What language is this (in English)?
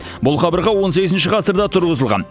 Kazakh